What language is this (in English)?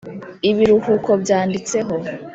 Kinyarwanda